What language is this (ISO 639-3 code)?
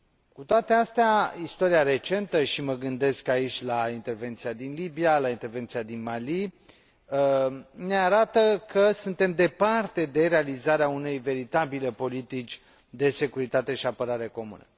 ron